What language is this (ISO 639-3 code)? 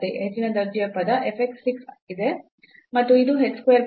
kan